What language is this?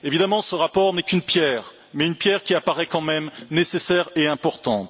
French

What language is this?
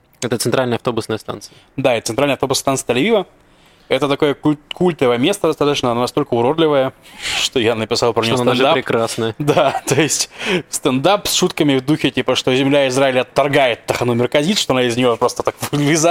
Russian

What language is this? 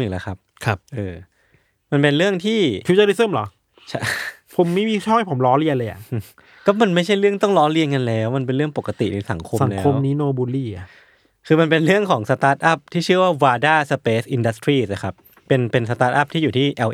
Thai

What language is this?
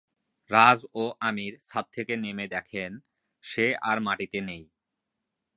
Bangla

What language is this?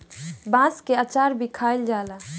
Bhojpuri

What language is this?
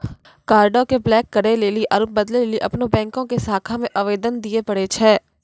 Maithili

